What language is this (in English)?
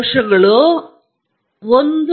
Kannada